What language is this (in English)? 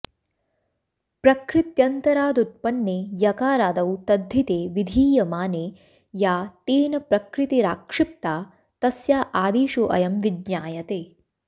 Sanskrit